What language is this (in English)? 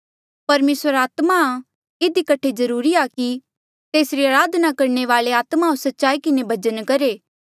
Mandeali